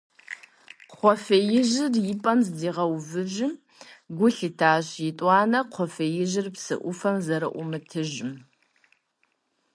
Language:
Kabardian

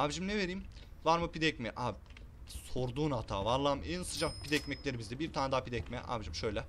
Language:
Turkish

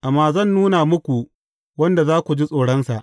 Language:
Hausa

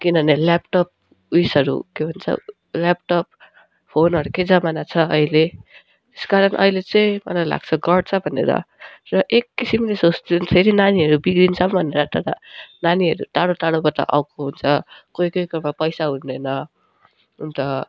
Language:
Nepali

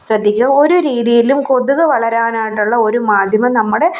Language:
Malayalam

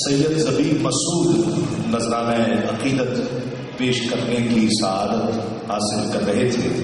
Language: Arabic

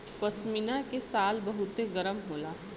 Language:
Bhojpuri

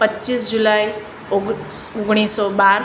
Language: Gujarati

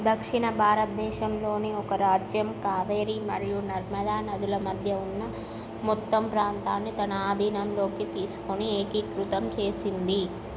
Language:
Telugu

